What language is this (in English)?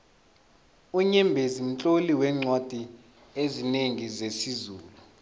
South Ndebele